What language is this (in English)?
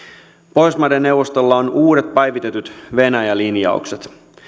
Finnish